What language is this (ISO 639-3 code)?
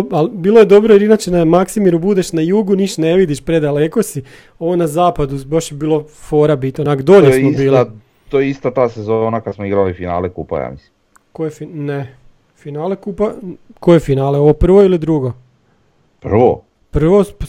hrv